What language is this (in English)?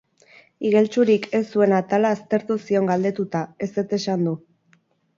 Basque